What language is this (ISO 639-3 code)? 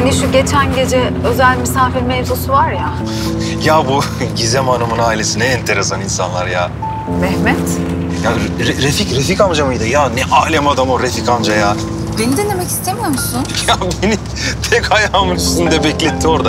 tur